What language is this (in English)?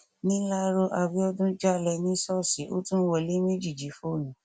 Yoruba